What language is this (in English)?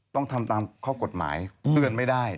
Thai